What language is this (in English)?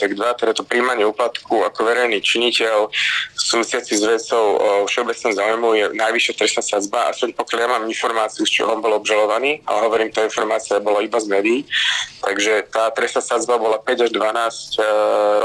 Slovak